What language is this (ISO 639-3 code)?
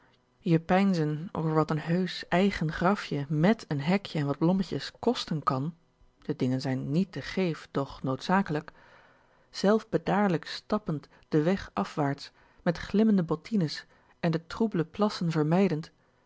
nld